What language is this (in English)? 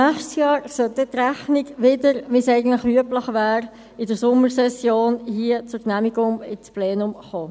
Swiss German